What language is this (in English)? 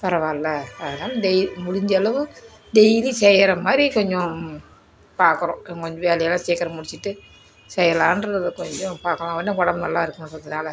Tamil